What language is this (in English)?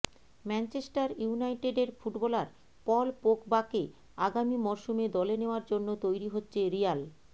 Bangla